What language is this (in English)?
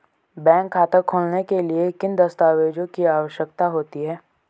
Hindi